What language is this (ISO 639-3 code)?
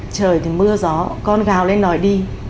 vie